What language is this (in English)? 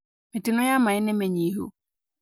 Kikuyu